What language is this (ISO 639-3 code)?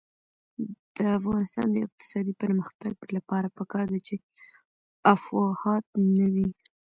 pus